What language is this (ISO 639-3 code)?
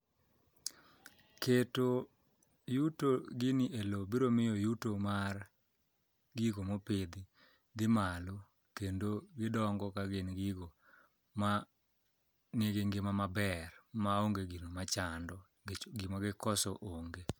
luo